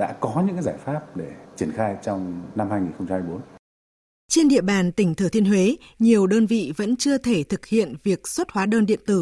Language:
Vietnamese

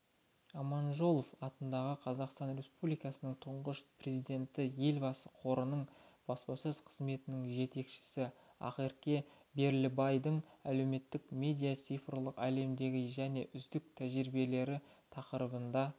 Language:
Kazakh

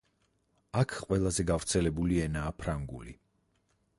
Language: Georgian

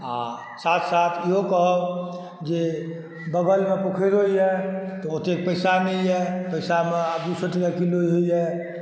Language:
Maithili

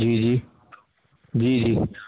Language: Urdu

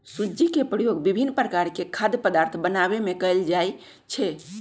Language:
Magahi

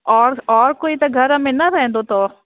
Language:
Sindhi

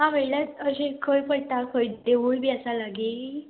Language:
Konkani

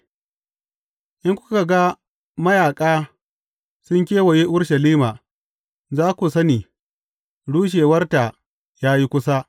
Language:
Hausa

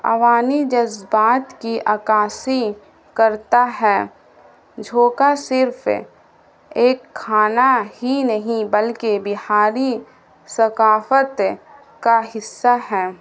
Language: Urdu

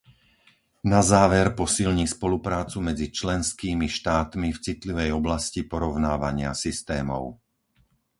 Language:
Slovak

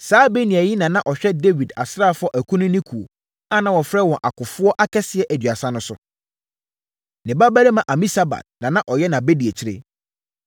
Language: Akan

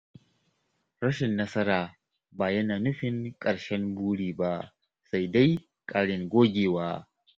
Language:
Hausa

